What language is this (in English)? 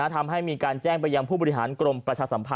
Thai